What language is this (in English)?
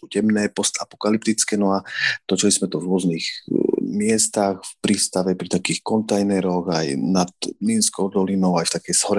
Slovak